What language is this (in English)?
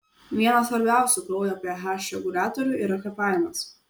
Lithuanian